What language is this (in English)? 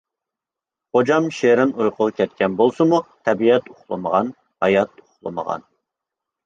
Uyghur